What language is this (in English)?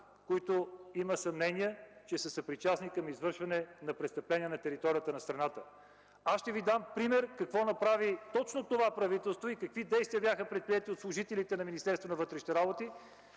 Bulgarian